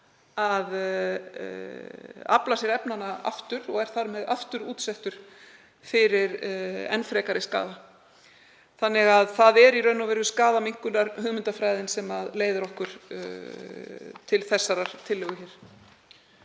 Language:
Icelandic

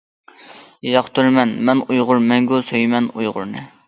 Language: Uyghur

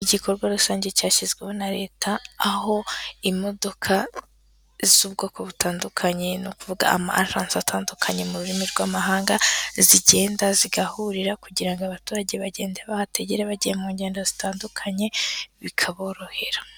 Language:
Kinyarwanda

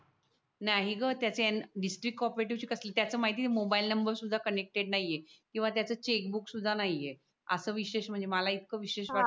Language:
Marathi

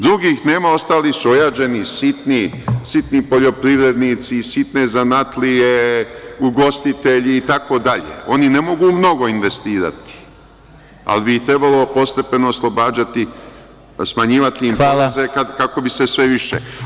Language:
Serbian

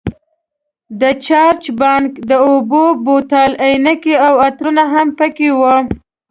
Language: Pashto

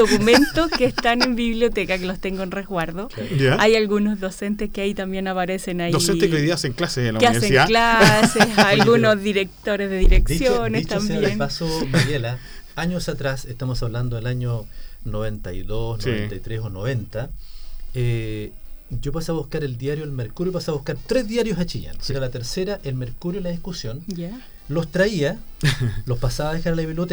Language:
Spanish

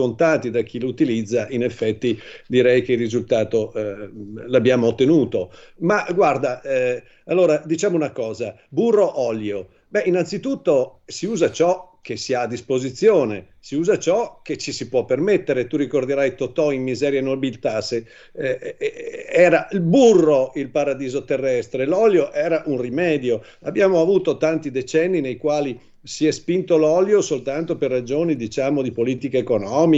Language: Italian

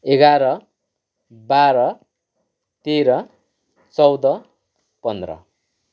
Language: Nepali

